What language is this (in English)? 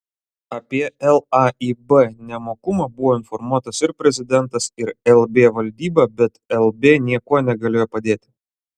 Lithuanian